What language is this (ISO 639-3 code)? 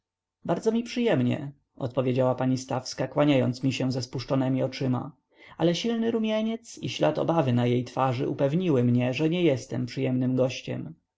pol